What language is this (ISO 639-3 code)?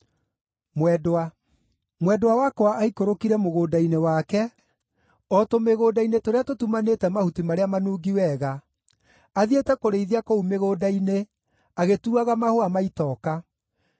kik